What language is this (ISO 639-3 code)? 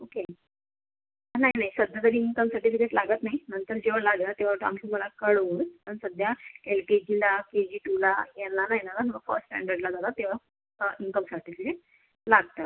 mar